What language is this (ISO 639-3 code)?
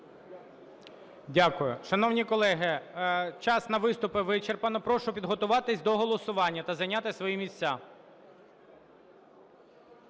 ukr